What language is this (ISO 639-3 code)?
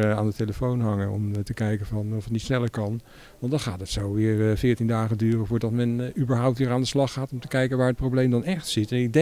nld